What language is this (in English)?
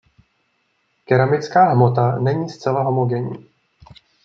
Czech